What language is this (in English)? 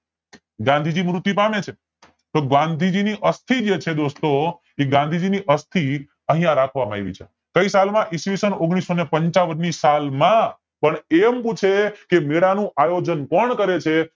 Gujarati